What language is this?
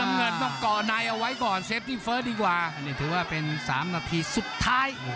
Thai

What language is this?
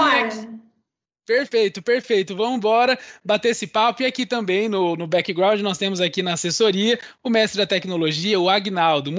Portuguese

